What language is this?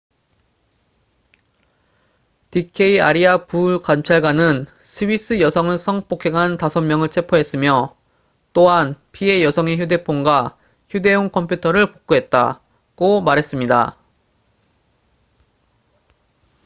Korean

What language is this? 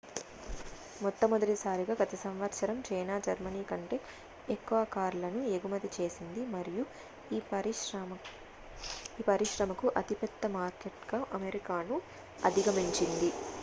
Telugu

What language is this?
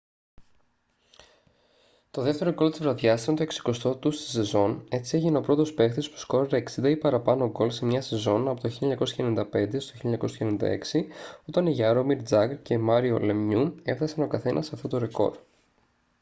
Greek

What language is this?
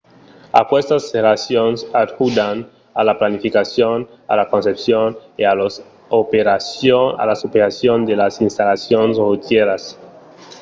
Occitan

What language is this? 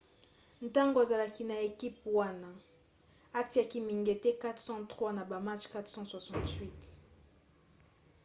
Lingala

